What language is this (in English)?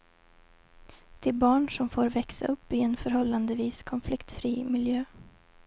Swedish